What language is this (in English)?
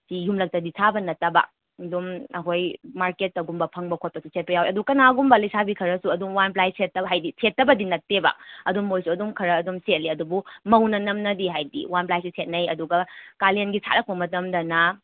Manipuri